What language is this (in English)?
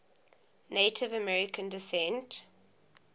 English